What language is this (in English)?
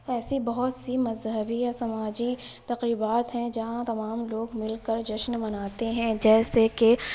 Urdu